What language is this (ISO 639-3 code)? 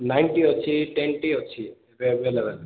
ori